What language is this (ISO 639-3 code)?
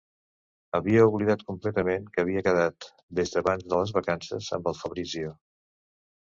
cat